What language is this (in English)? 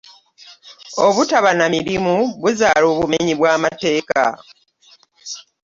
Ganda